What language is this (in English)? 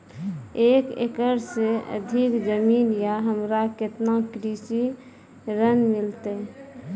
Maithili